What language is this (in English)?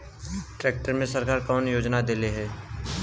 Bhojpuri